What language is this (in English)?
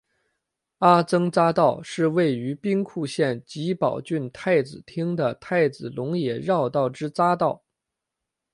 Chinese